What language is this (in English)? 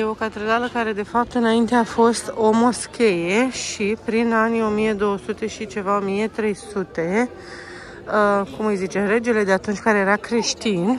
Romanian